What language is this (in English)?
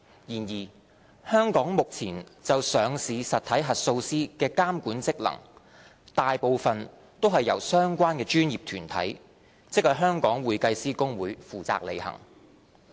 Cantonese